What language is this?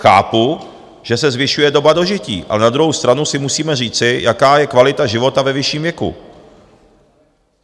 Czech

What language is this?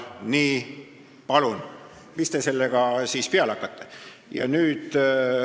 Estonian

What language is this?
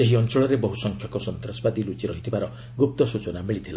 Odia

